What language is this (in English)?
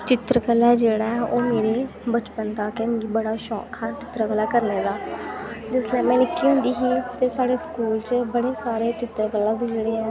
Dogri